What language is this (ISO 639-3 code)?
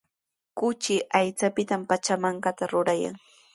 qws